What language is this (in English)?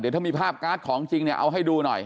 Thai